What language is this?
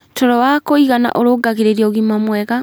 Kikuyu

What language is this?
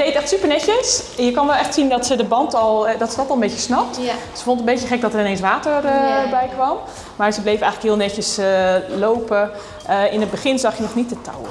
Dutch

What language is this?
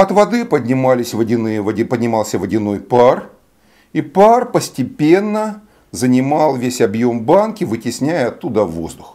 Russian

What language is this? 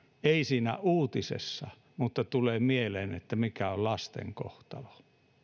Finnish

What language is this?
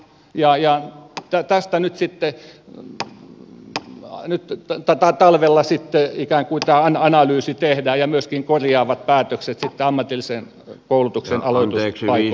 Finnish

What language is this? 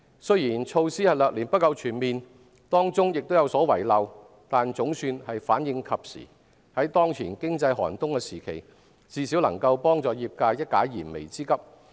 Cantonese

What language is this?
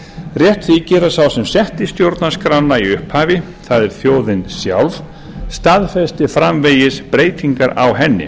Icelandic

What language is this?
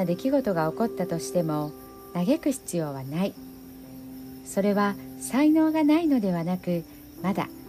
Japanese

